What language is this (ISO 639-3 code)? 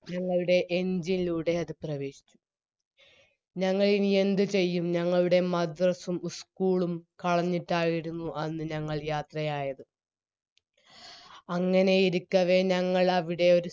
mal